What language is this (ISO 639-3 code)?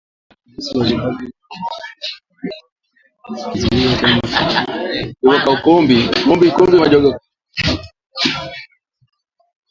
swa